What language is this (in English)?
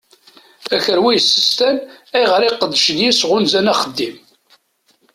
Kabyle